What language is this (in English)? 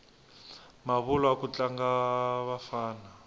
Tsonga